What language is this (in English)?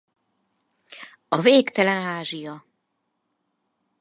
Hungarian